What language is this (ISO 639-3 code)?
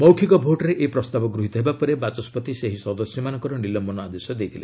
ori